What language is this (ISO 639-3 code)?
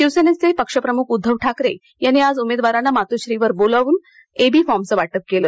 mar